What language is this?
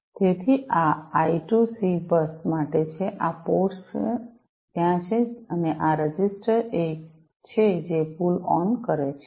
Gujarati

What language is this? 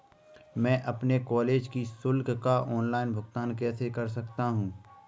Hindi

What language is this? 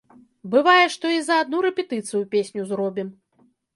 Belarusian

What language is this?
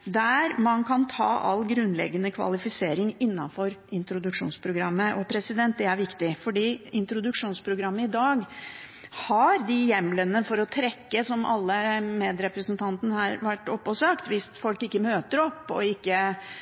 Norwegian Bokmål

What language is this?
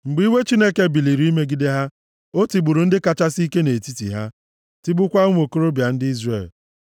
Igbo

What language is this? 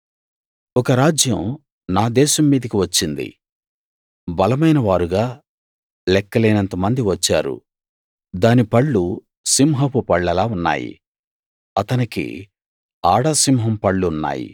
Telugu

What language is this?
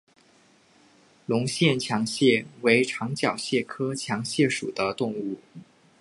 Chinese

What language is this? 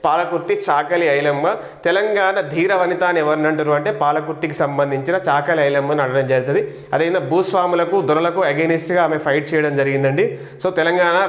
Telugu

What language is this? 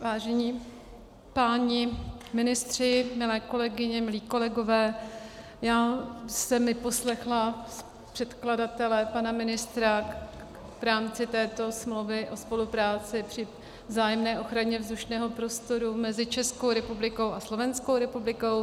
Czech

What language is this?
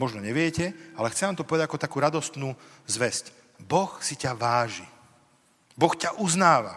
Slovak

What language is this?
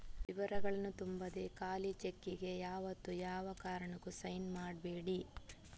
Kannada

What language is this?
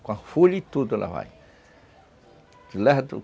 Portuguese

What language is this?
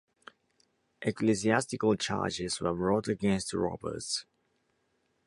English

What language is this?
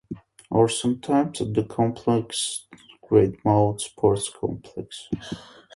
English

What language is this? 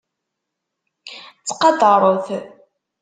Kabyle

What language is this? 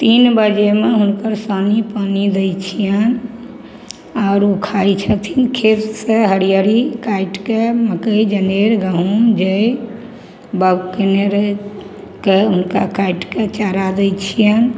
Maithili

